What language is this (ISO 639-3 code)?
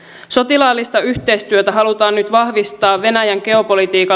fin